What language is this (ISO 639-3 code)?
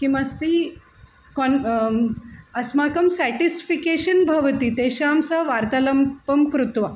san